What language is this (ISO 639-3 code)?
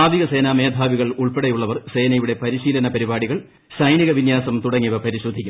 mal